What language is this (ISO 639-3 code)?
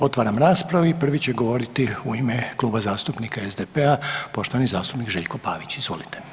hrv